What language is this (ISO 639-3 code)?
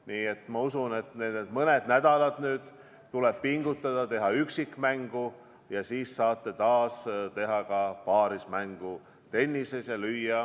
est